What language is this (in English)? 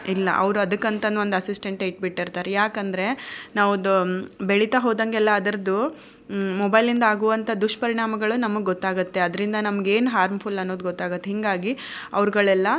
Kannada